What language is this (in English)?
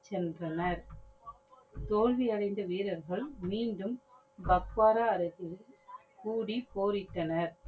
Tamil